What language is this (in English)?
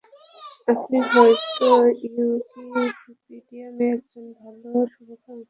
Bangla